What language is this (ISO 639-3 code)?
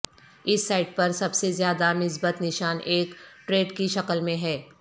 urd